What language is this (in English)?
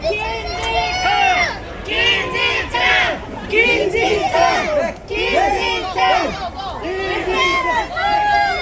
Korean